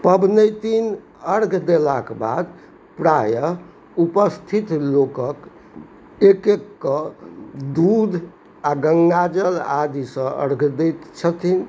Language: Maithili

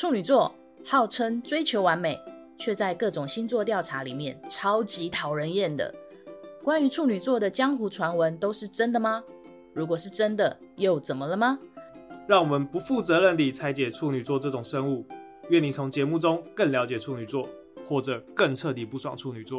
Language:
Chinese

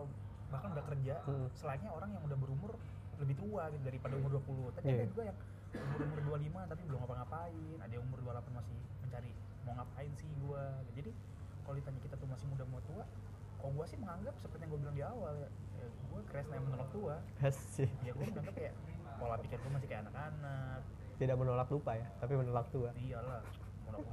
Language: Indonesian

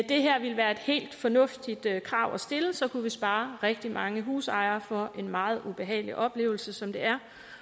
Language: Danish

